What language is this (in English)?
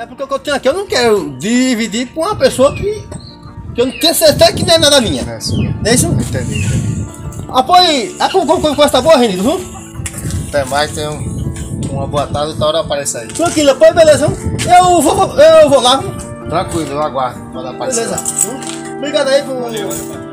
Portuguese